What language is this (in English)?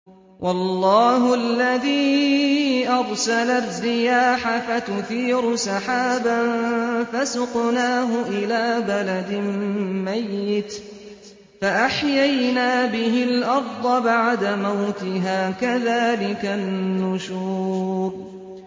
Arabic